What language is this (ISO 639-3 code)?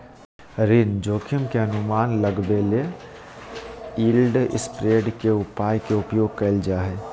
mag